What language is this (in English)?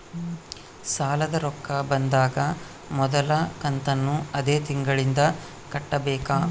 Kannada